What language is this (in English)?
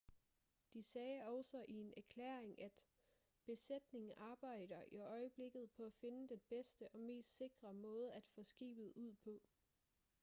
Danish